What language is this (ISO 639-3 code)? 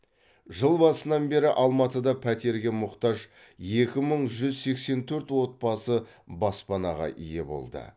kaz